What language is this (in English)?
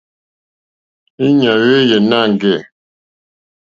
Mokpwe